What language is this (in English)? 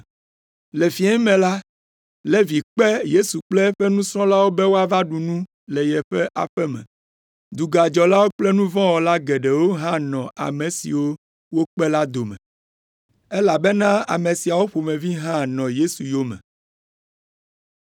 Ewe